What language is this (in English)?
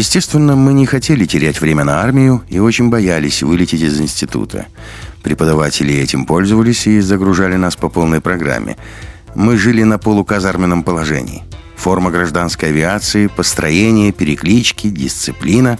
Russian